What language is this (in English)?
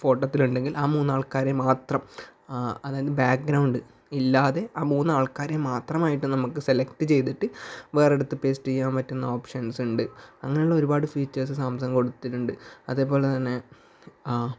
Malayalam